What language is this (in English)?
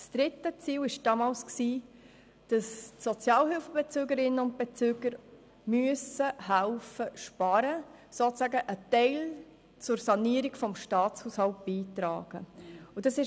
Swiss German